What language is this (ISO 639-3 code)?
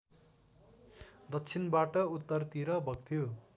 nep